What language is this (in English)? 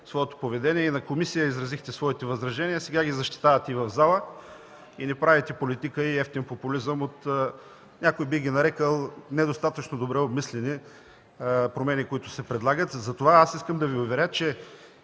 Bulgarian